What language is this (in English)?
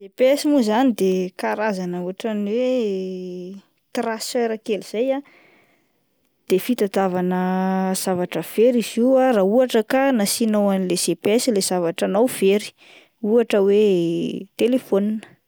Malagasy